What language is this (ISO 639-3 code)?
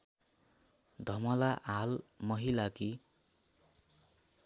nep